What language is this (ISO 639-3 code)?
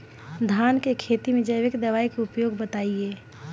bho